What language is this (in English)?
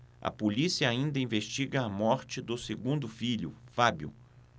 Portuguese